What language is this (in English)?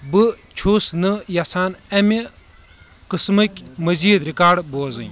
Kashmiri